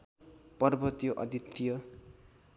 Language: Nepali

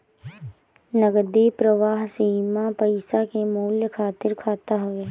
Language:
Bhojpuri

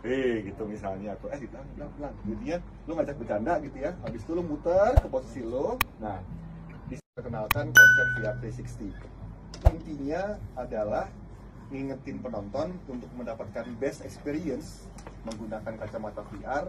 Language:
Indonesian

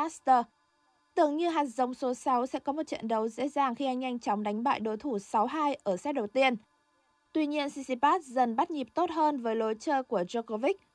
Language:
Vietnamese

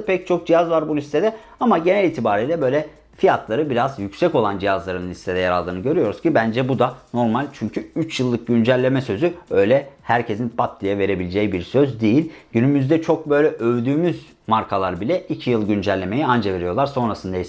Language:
Turkish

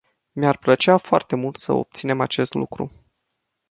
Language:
Romanian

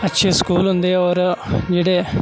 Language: Dogri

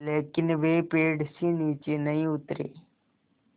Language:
Hindi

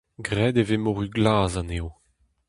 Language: Breton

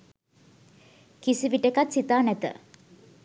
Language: Sinhala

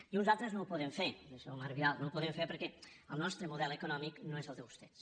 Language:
Catalan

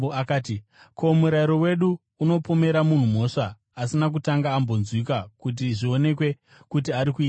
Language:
Shona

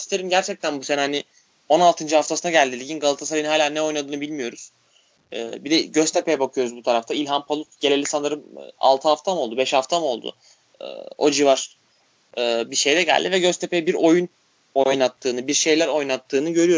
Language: Turkish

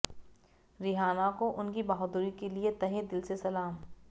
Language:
Hindi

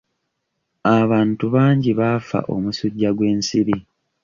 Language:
Ganda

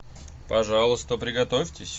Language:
Russian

